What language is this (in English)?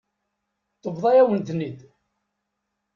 Kabyle